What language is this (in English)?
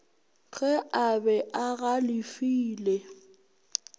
Northern Sotho